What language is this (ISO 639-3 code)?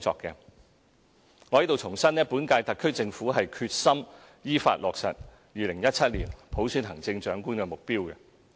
yue